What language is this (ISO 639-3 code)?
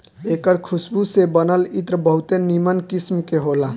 bho